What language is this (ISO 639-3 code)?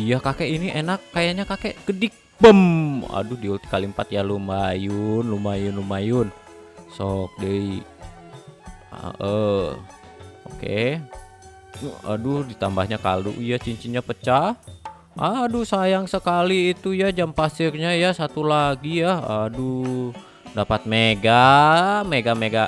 ind